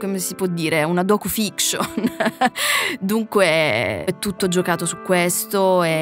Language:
Italian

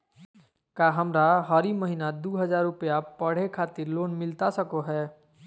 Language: Magahi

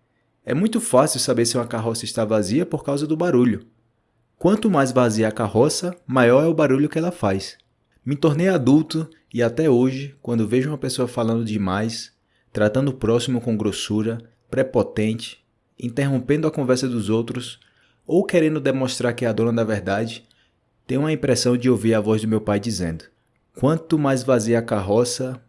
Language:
Portuguese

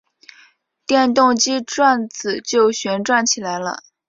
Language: Chinese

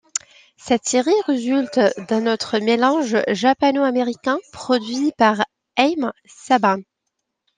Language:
French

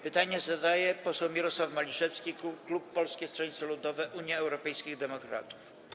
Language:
Polish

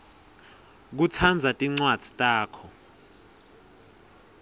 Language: Swati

